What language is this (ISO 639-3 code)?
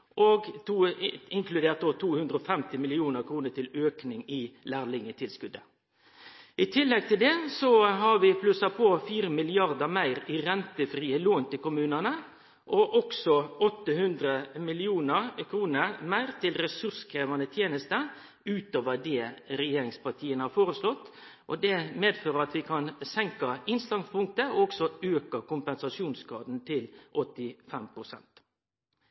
nno